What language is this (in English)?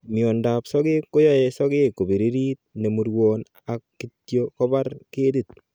Kalenjin